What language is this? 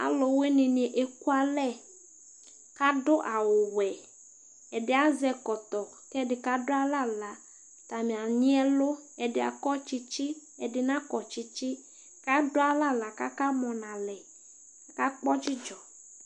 Ikposo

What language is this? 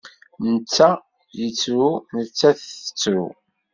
Kabyle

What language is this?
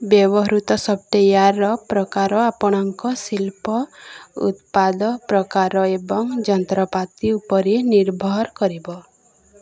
Odia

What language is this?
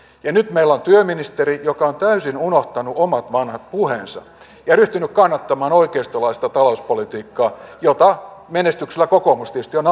Finnish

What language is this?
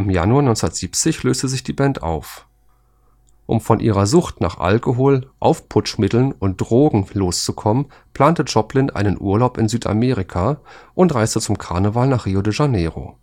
German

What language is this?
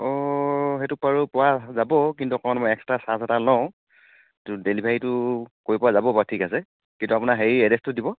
Assamese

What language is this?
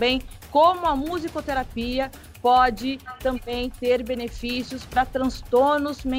Portuguese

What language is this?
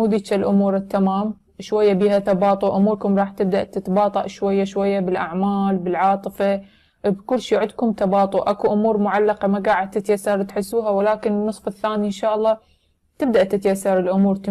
Arabic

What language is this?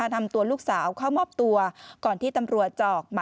Thai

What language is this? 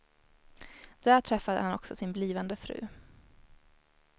Swedish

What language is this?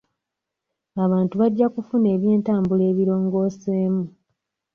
Ganda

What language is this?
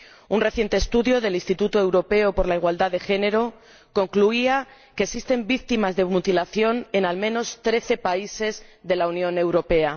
Spanish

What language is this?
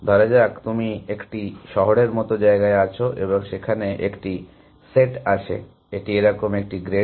Bangla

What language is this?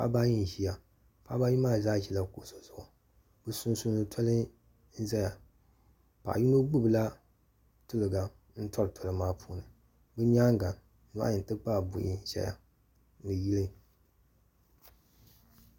Dagbani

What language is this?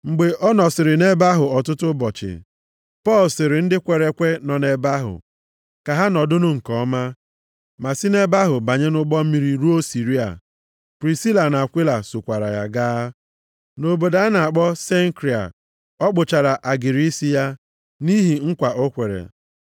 Igbo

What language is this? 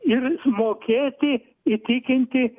Lithuanian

